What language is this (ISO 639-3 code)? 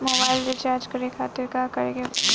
bho